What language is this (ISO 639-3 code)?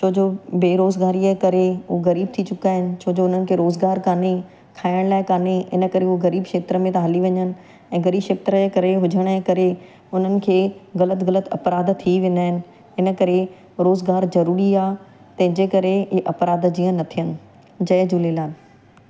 snd